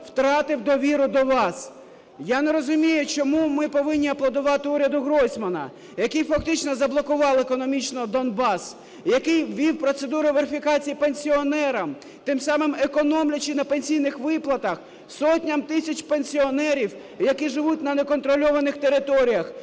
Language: Ukrainian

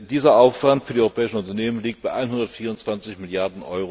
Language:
German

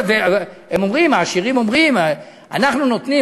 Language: Hebrew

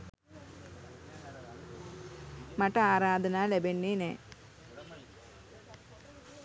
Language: Sinhala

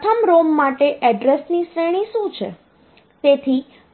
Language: Gujarati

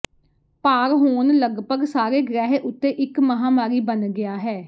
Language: Punjabi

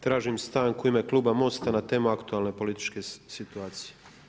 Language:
Croatian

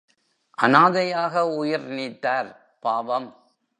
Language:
Tamil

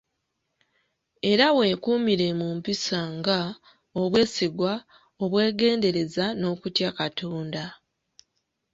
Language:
Ganda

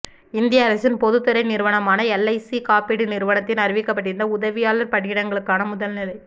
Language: Tamil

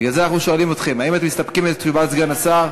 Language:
Hebrew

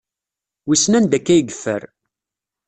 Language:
Kabyle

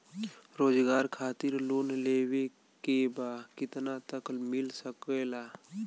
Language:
Bhojpuri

